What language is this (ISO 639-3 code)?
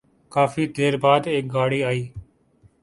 urd